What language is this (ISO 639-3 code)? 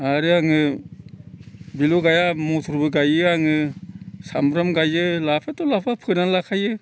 brx